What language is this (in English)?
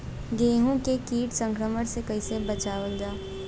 Bhojpuri